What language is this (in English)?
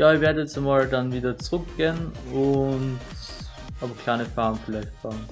German